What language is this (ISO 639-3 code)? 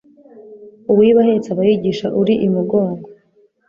kin